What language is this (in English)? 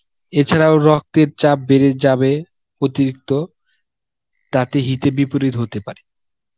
Bangla